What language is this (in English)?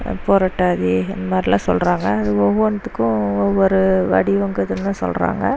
Tamil